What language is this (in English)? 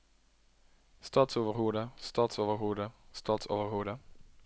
Norwegian